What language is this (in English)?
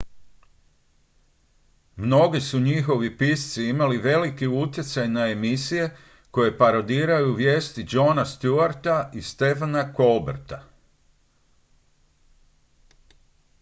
Croatian